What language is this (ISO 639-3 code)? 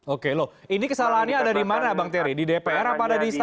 ind